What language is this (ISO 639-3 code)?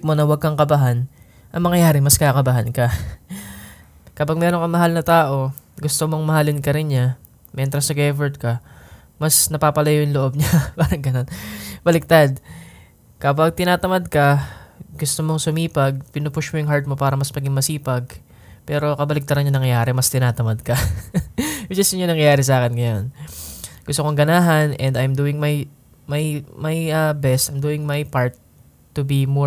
fil